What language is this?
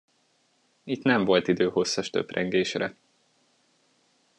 Hungarian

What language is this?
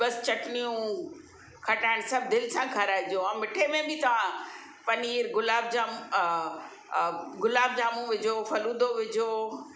Sindhi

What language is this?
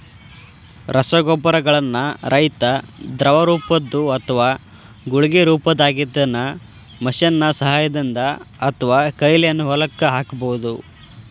Kannada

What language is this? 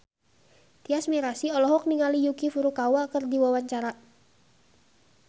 Sundanese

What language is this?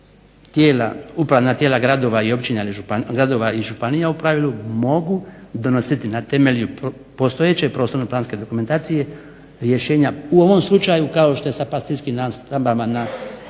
Croatian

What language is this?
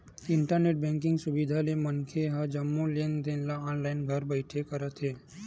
Chhattisgarhi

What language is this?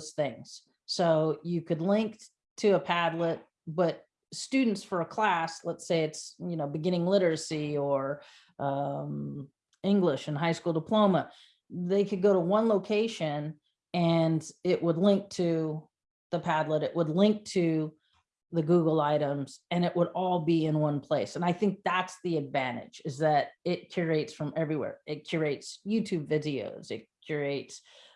English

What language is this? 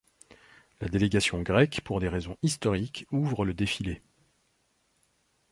French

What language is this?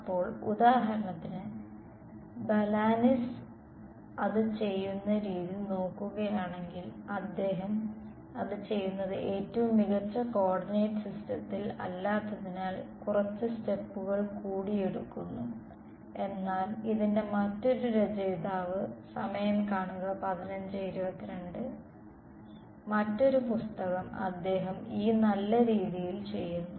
Malayalam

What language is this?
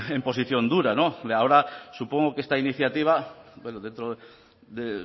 Spanish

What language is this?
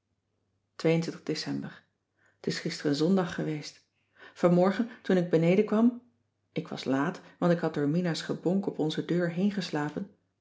Dutch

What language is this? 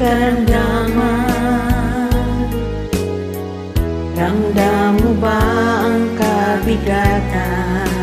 Filipino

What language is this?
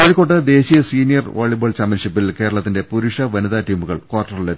Malayalam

